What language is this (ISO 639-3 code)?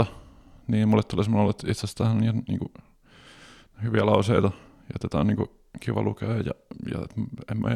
fin